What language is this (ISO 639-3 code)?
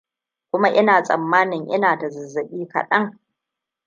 hau